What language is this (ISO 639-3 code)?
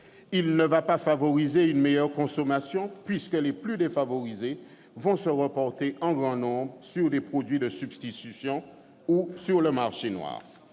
fra